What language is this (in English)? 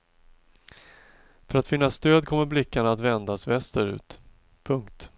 Swedish